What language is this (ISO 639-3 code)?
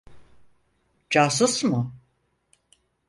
tur